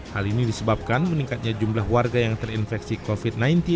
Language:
Indonesian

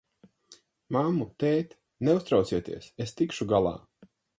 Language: Latvian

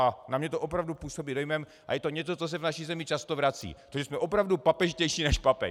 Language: Czech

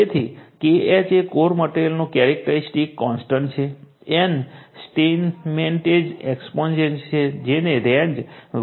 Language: Gujarati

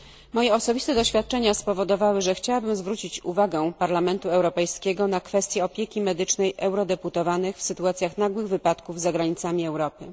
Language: Polish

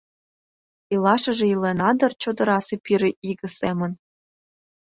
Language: Mari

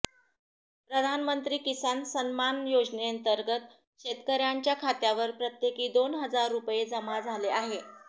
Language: Marathi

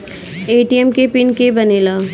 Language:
Bhojpuri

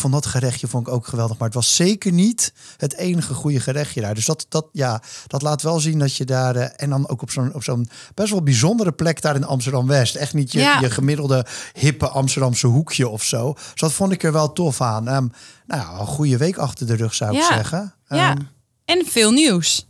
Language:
Dutch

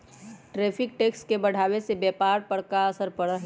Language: Magahi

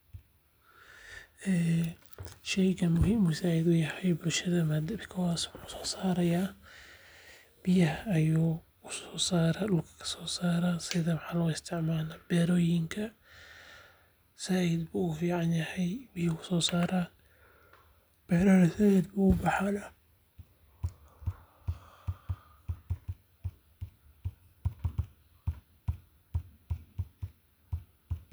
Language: Somali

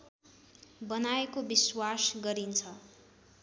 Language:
Nepali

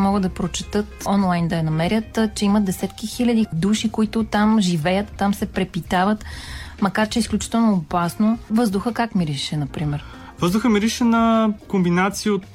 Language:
Bulgarian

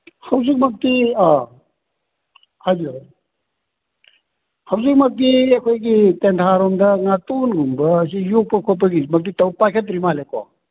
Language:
Manipuri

